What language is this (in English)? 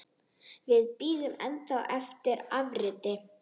Icelandic